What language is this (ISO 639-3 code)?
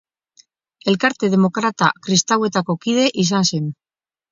eus